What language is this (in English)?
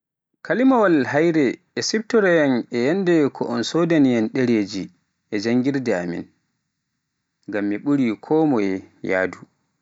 Pular